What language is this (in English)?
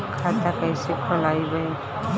Bhojpuri